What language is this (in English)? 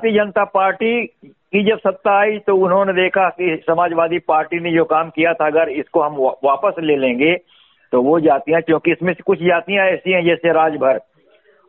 Hindi